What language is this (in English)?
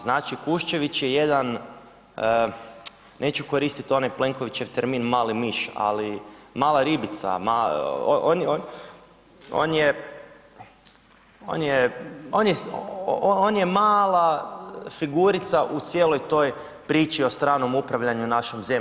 Croatian